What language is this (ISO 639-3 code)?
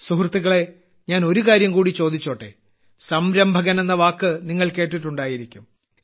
mal